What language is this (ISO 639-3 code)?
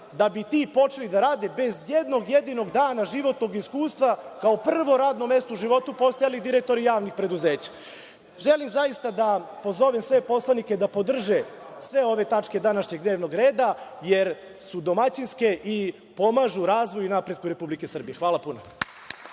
srp